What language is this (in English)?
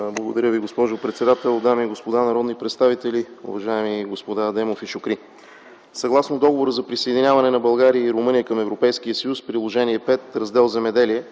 Bulgarian